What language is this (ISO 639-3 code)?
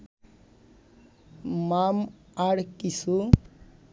ben